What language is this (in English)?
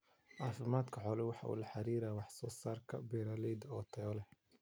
Somali